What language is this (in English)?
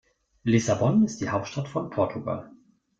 German